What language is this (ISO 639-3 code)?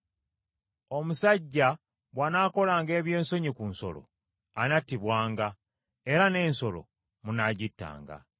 lug